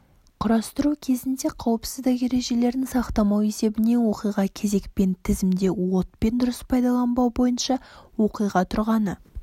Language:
Kazakh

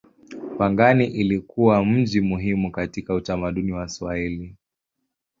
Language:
Swahili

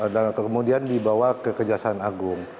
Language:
Indonesian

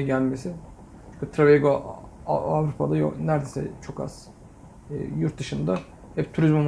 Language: Turkish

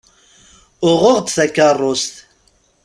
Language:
Kabyle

